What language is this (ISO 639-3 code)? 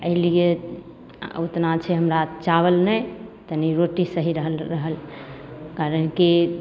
mai